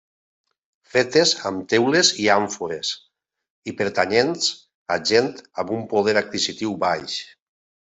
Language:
Catalan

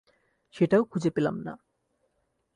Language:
Bangla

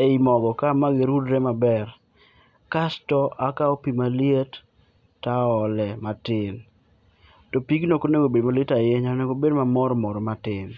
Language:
Luo (Kenya and Tanzania)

